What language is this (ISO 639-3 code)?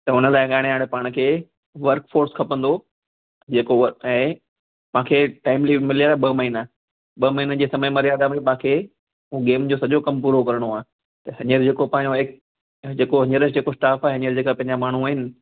snd